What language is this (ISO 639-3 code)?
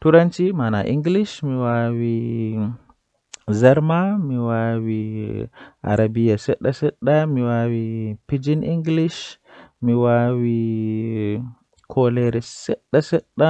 fuh